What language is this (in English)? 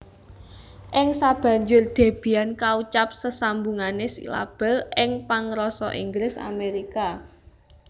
Javanese